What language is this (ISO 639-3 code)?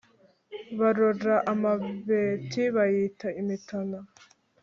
kin